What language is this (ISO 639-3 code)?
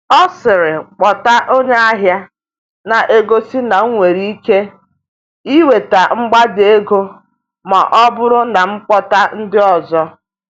ibo